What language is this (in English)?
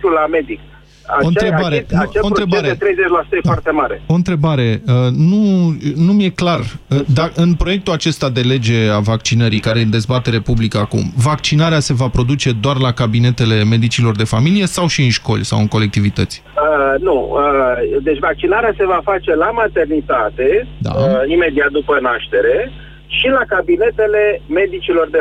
Romanian